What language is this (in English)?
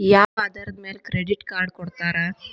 Kannada